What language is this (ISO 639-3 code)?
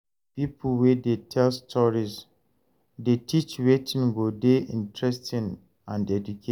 pcm